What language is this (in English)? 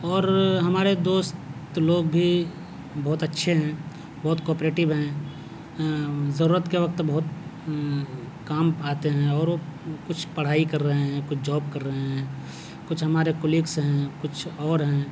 Urdu